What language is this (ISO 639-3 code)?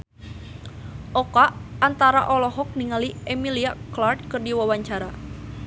sun